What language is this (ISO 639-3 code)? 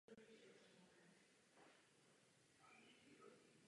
ces